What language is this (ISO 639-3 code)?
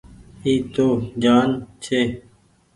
gig